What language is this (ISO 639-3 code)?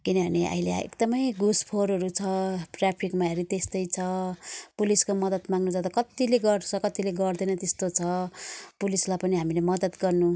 nep